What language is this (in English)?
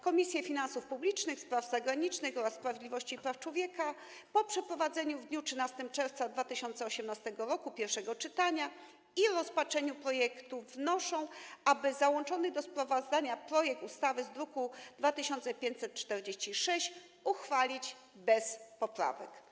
Polish